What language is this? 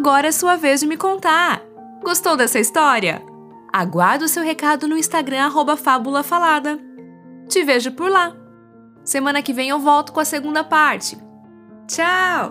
Portuguese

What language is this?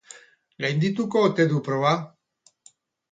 Basque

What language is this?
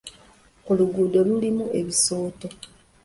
Ganda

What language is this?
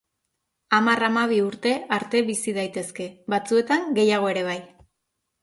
Basque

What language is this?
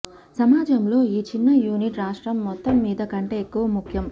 Telugu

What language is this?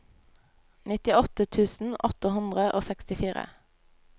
Norwegian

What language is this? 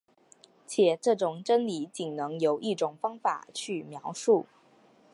Chinese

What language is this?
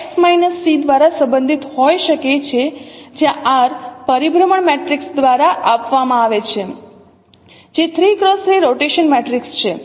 Gujarati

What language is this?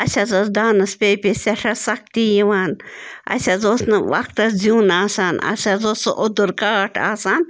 Kashmiri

